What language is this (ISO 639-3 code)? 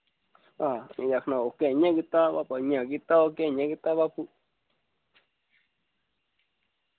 doi